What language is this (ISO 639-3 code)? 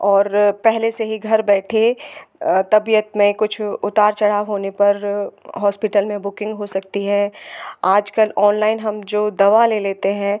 hin